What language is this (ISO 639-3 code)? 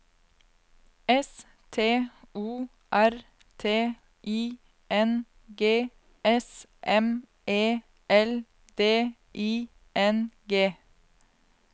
nor